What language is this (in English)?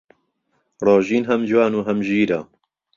Central Kurdish